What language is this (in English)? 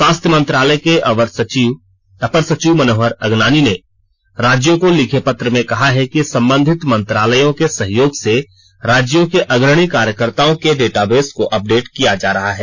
Hindi